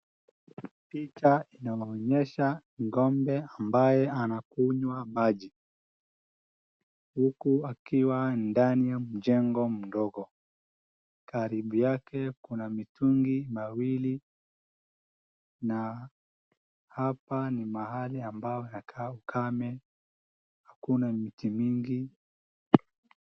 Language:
Swahili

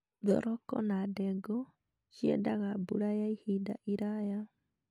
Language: Kikuyu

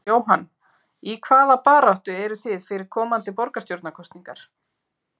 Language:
Icelandic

